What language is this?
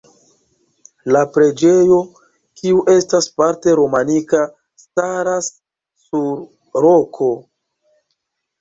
Esperanto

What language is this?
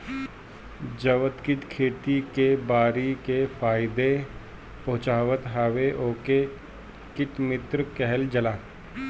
Bhojpuri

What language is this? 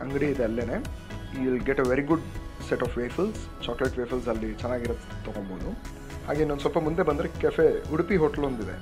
Kannada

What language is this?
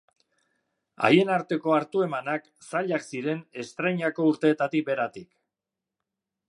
Basque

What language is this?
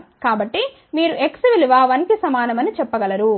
Telugu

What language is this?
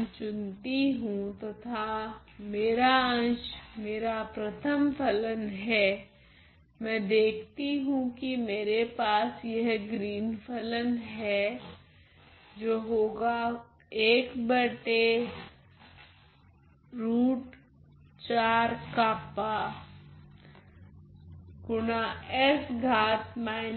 Hindi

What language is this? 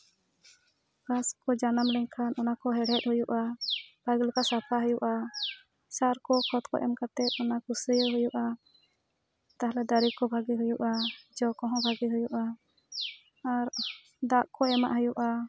Santali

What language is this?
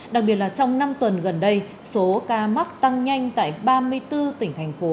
Vietnamese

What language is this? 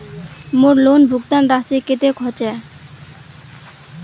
Magahi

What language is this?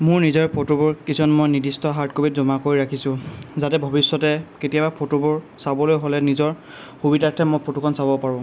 Assamese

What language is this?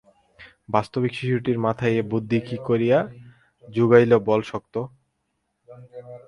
Bangla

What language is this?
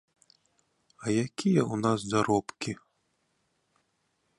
Belarusian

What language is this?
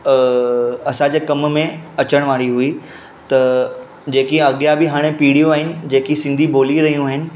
Sindhi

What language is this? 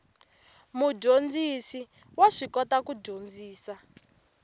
Tsonga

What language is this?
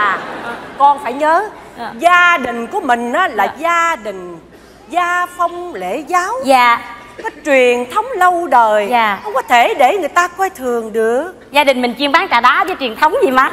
Vietnamese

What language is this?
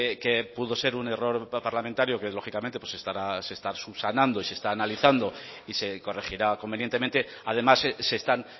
Spanish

